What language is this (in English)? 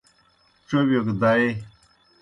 Kohistani Shina